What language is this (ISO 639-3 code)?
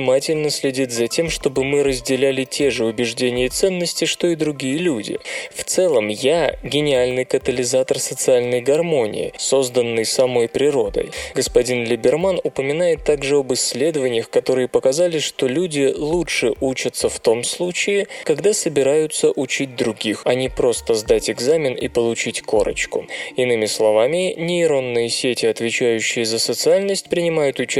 rus